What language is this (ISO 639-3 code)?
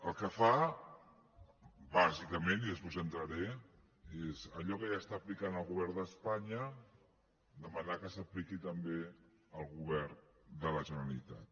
cat